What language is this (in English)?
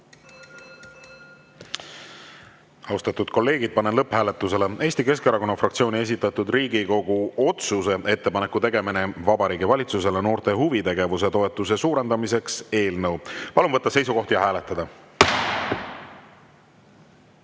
Estonian